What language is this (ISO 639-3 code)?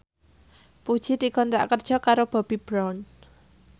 jav